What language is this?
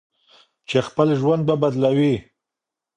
Pashto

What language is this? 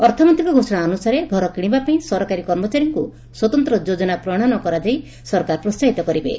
Odia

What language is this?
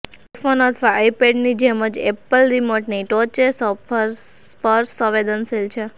Gujarati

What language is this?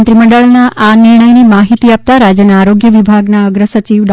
Gujarati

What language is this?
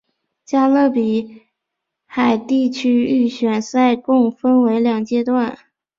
Chinese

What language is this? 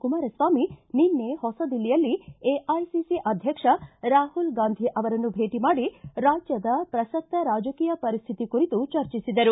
Kannada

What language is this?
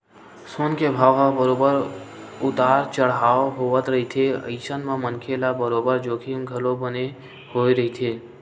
Chhattisgarhi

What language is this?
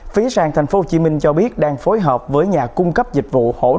Vietnamese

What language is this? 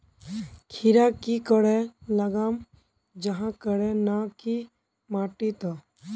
Magahi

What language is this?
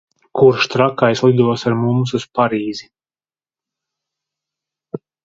Latvian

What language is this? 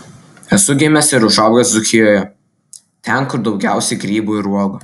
Lithuanian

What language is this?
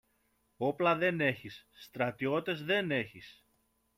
Greek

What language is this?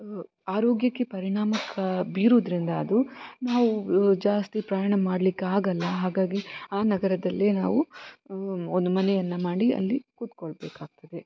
Kannada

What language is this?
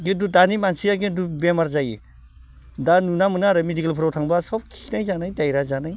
Bodo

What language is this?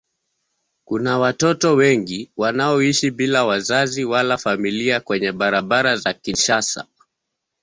Swahili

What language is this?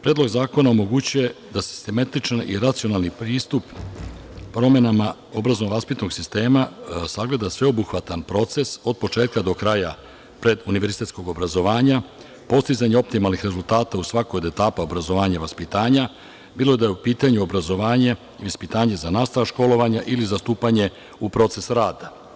Serbian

